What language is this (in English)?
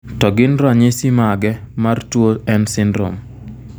Luo (Kenya and Tanzania)